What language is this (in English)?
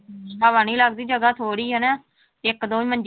Punjabi